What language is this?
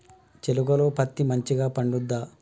Telugu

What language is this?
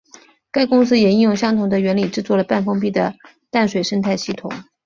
Chinese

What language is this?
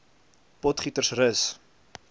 Afrikaans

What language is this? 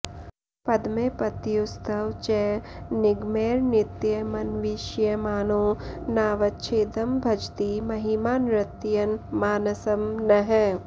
Sanskrit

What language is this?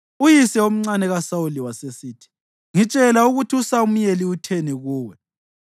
North Ndebele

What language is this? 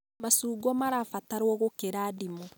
Kikuyu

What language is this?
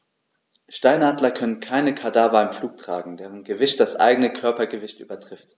German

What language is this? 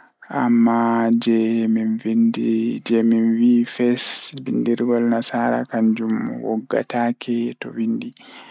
Fula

